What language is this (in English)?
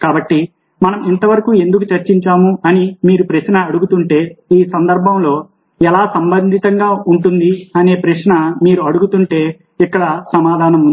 Telugu